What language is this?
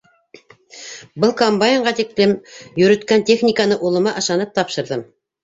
Bashkir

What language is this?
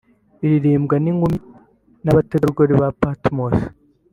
Kinyarwanda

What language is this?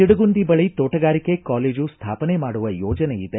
Kannada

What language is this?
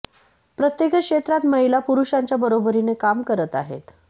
Marathi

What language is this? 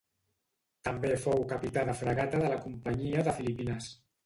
Catalan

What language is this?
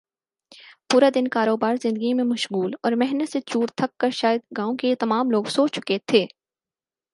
Urdu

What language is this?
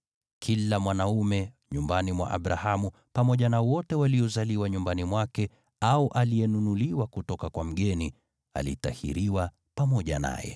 Swahili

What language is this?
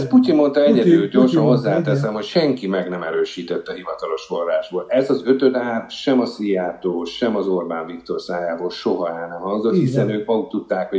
Hungarian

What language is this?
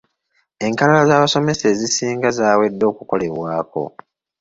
Ganda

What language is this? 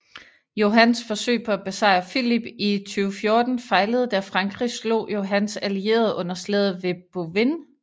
Danish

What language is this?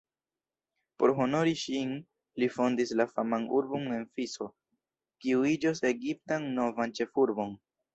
Esperanto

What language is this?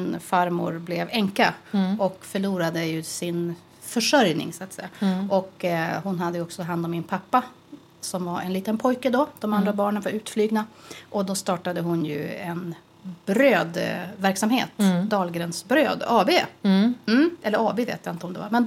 Swedish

